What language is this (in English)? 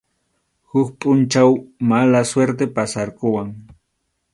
Arequipa-La Unión Quechua